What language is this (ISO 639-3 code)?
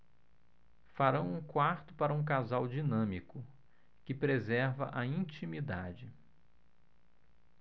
por